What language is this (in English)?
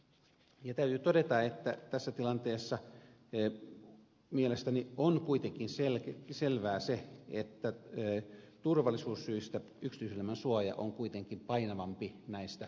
Finnish